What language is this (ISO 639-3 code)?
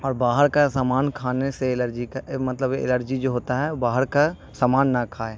urd